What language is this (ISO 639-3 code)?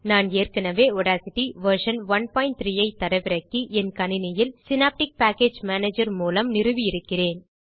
tam